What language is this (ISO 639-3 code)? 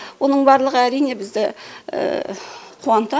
kaz